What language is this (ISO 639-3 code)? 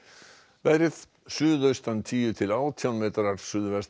isl